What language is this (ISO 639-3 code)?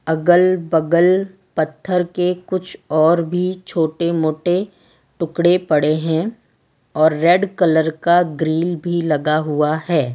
hin